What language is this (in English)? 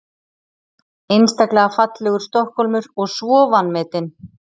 Icelandic